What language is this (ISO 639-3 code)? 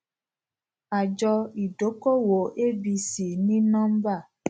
yor